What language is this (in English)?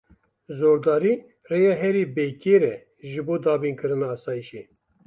Kurdish